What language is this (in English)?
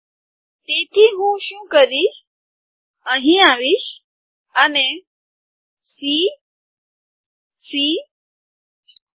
Gujarati